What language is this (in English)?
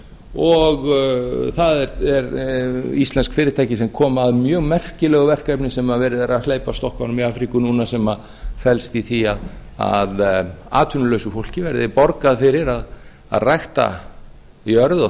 Icelandic